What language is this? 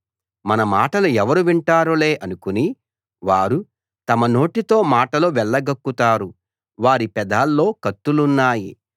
Telugu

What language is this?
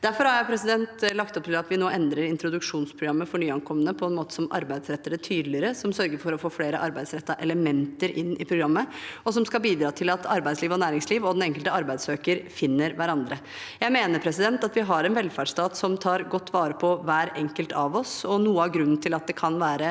Norwegian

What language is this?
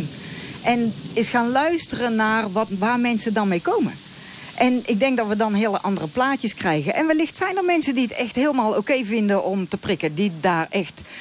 Dutch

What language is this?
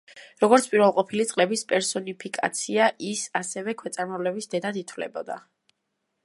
Georgian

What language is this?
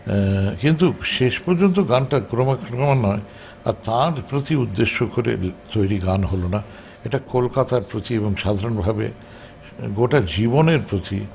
Bangla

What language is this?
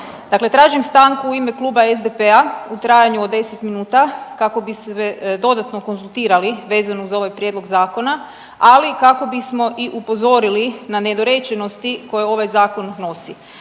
Croatian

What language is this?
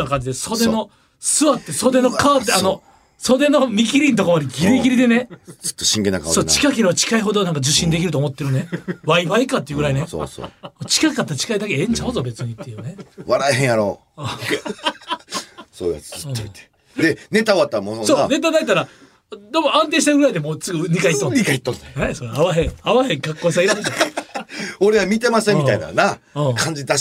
Japanese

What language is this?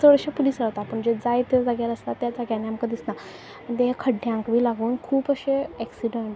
Konkani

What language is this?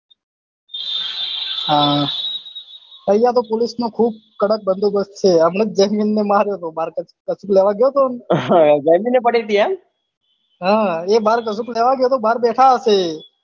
Gujarati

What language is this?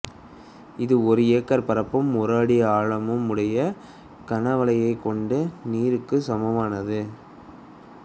Tamil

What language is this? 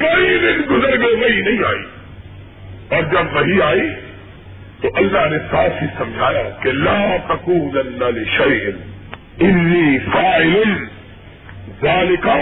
Urdu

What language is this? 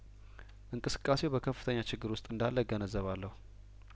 Amharic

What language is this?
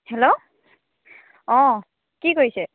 Assamese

